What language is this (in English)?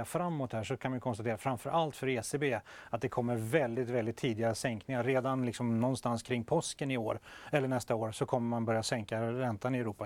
Swedish